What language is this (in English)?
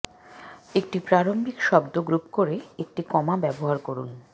Bangla